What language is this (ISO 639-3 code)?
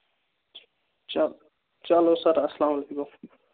kas